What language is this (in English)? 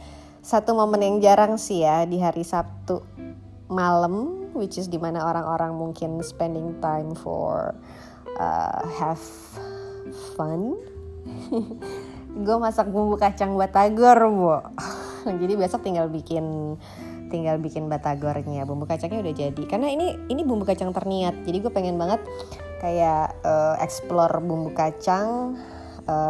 Indonesian